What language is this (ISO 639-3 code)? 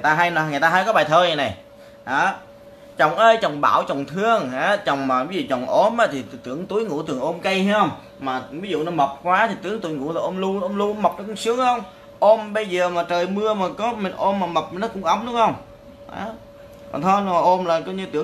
vie